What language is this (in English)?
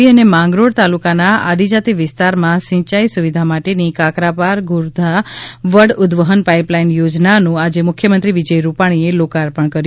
Gujarati